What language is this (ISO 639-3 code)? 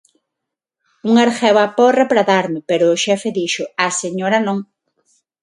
glg